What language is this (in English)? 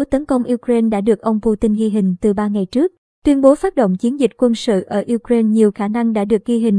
Vietnamese